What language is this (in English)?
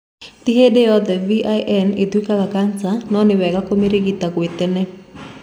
Kikuyu